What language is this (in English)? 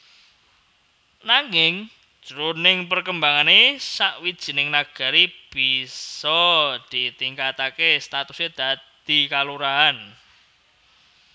Javanese